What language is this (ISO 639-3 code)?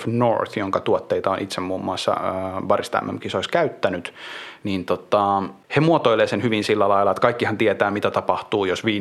fin